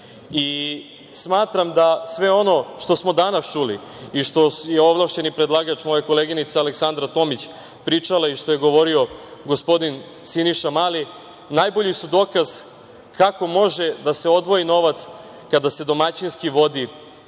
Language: Serbian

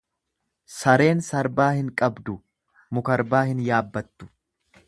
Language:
Oromo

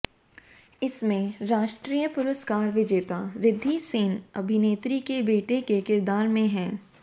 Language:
Hindi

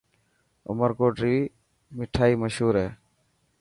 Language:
Dhatki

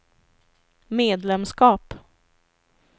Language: Swedish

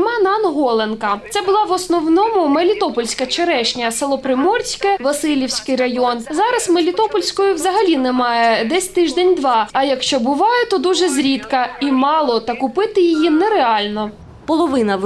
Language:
Ukrainian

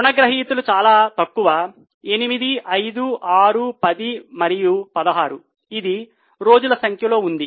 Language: Telugu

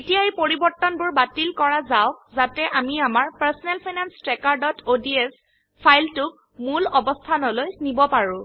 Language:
Assamese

